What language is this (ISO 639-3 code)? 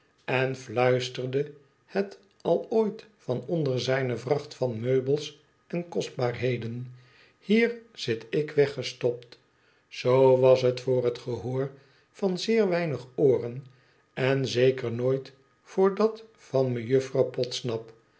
nld